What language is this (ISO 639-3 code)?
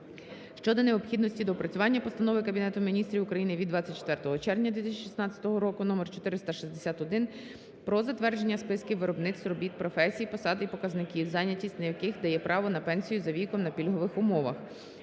ukr